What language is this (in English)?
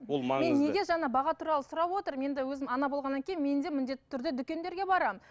Kazakh